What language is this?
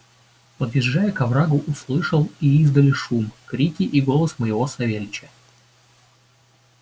Russian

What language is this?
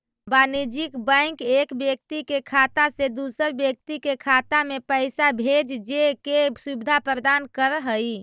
Magahi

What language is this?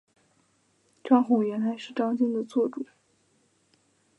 Chinese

